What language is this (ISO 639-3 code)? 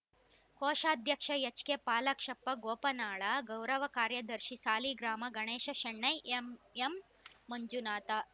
kan